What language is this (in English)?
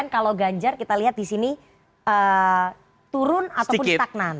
Indonesian